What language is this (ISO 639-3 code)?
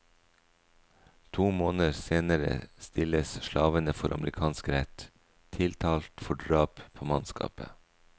nor